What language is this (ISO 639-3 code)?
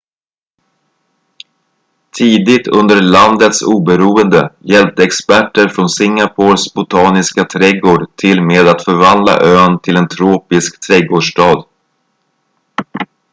swe